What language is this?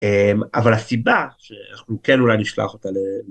Hebrew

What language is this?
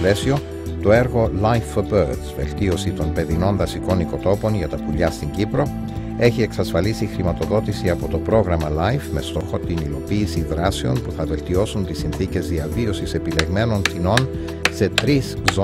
Greek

